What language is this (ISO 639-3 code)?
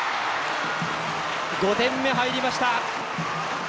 jpn